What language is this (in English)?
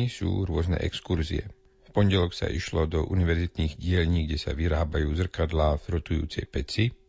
Slovak